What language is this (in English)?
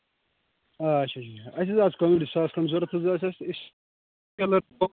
Kashmiri